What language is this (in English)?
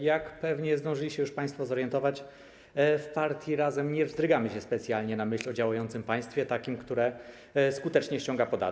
Polish